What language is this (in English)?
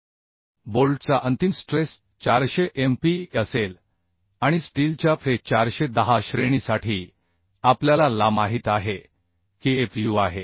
Marathi